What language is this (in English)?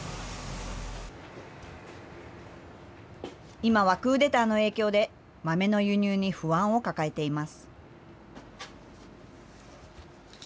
Japanese